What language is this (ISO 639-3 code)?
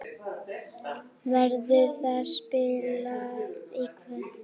isl